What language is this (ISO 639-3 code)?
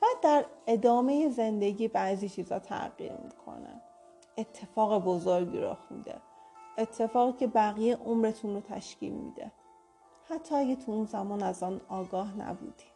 fas